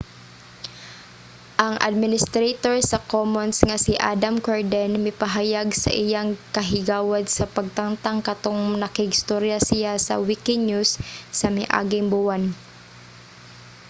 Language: Cebuano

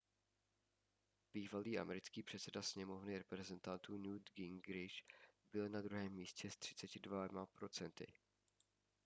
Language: Czech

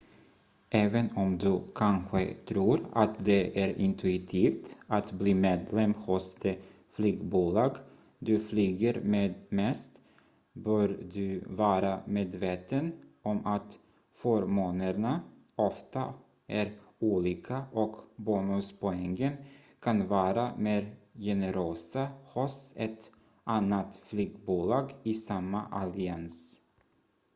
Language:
Swedish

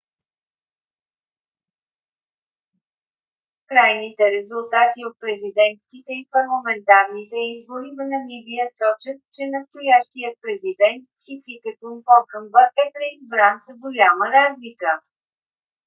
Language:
Bulgarian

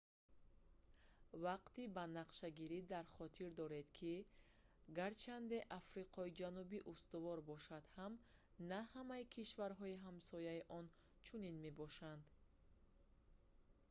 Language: Tajik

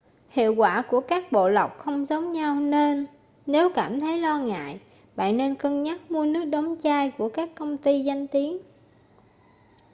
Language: Vietnamese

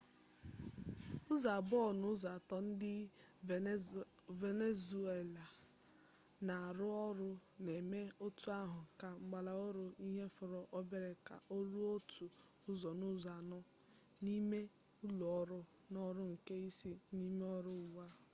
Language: Igbo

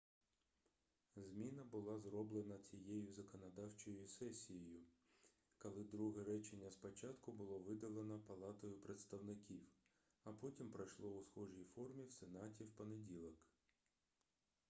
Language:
Ukrainian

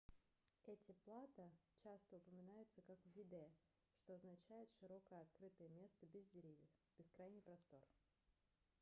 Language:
Russian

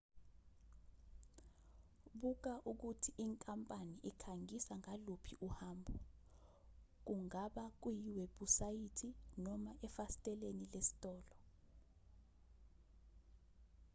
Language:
Zulu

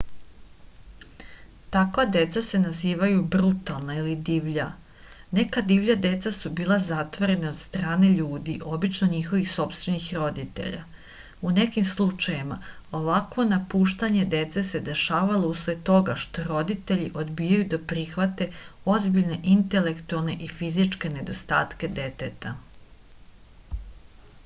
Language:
Serbian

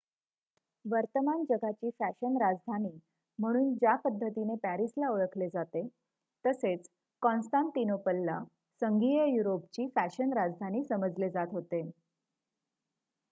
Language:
Marathi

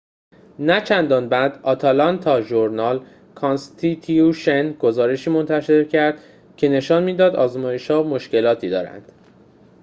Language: Persian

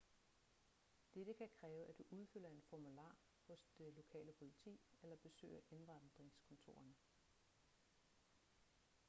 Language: Danish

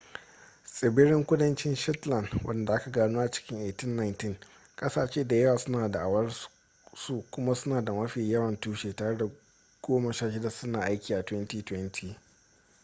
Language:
Hausa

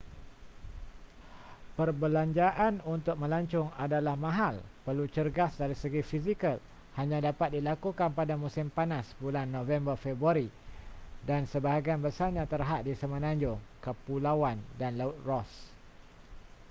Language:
Malay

